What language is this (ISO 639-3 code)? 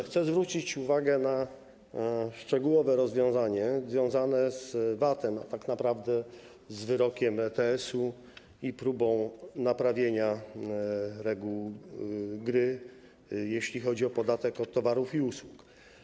pol